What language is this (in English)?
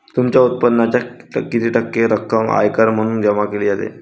Marathi